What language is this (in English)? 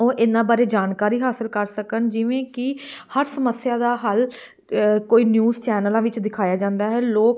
Punjabi